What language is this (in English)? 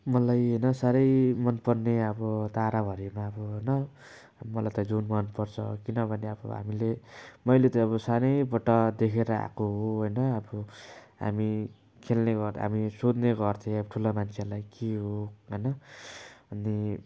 Nepali